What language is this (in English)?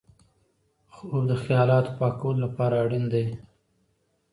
Pashto